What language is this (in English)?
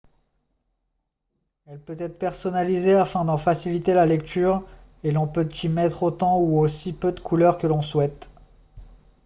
French